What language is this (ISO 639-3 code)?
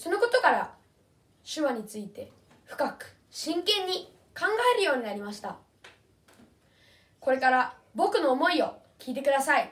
jpn